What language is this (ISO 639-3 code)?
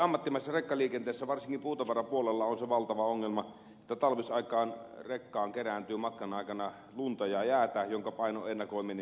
fin